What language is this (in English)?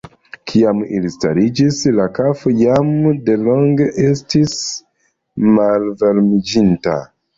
Esperanto